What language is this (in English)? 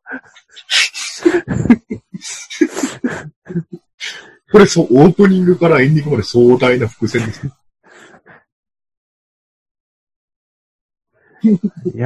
Japanese